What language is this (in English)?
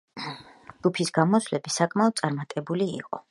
Georgian